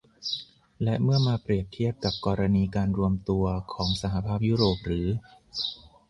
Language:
Thai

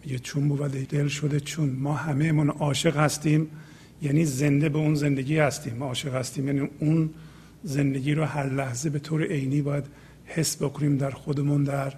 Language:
Persian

